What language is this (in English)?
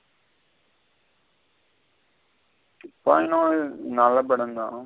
Tamil